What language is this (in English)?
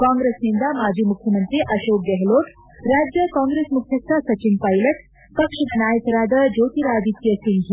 Kannada